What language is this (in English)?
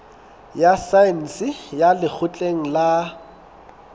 Southern Sotho